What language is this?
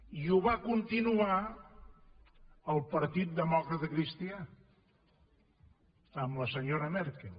Catalan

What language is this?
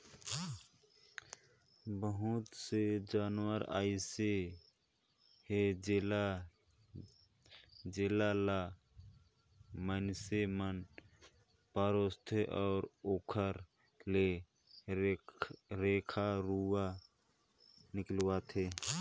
Chhattisgarhi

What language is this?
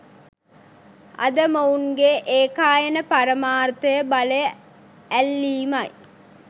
Sinhala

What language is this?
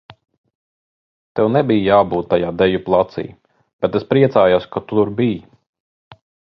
Latvian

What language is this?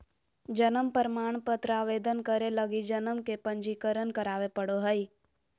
Magahi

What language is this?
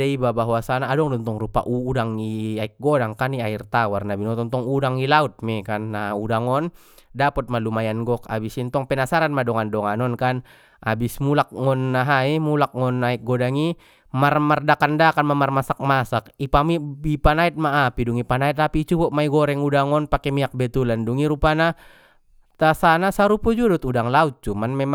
Batak Mandailing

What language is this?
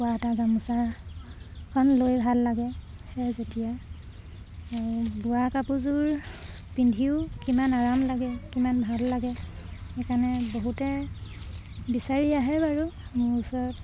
Assamese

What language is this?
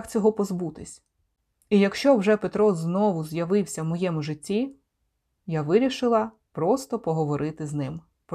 Ukrainian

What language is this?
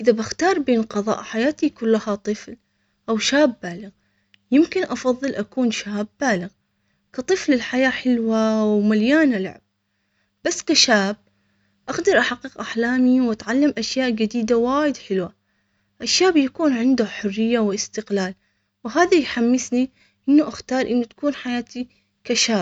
Omani Arabic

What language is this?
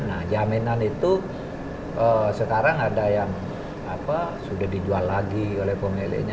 Indonesian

